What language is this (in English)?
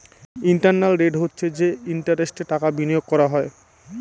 Bangla